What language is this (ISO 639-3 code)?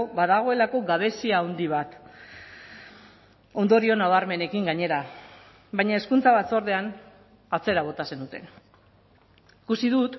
eus